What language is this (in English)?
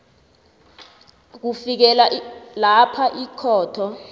South Ndebele